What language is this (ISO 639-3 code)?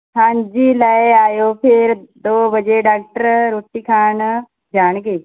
pan